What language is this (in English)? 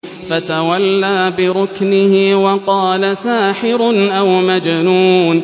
Arabic